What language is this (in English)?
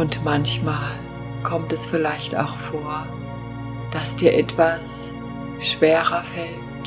German